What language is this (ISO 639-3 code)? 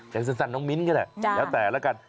tha